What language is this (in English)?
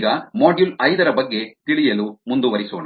Kannada